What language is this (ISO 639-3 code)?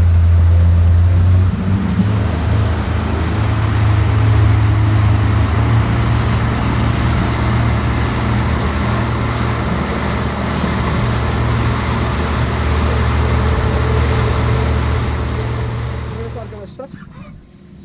tur